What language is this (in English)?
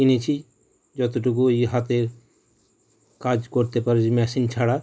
Bangla